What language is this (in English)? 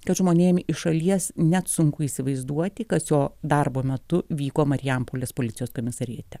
Lithuanian